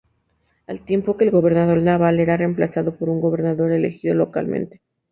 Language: Spanish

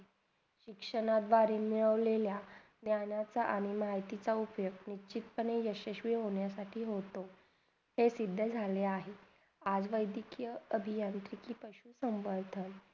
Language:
Marathi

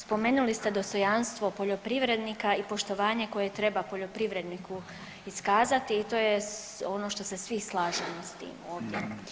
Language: Croatian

